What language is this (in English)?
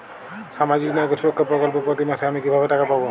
Bangla